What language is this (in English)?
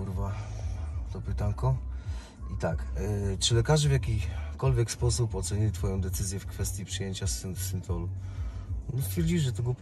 Polish